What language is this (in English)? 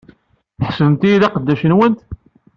Kabyle